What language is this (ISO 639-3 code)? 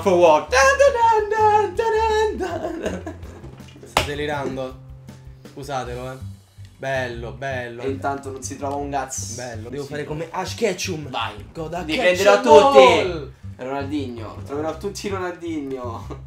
ita